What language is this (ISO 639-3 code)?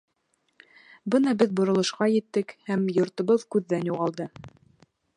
bak